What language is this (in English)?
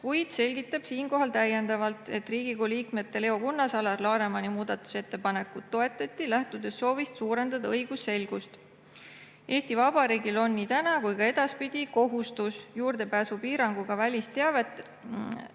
Estonian